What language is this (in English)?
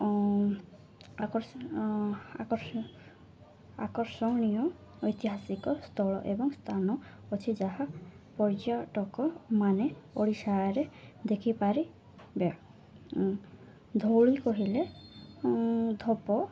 Odia